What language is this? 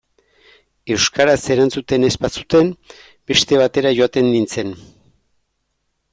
Basque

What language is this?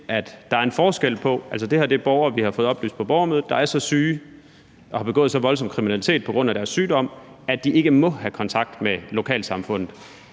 Danish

